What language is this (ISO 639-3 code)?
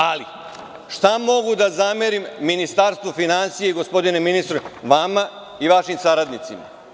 srp